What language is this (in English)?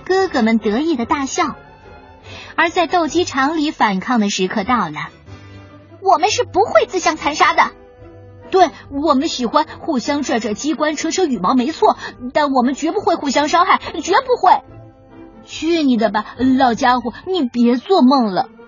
Chinese